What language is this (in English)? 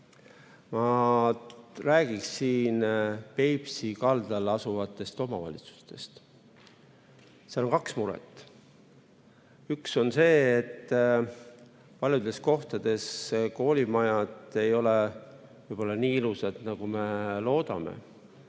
Estonian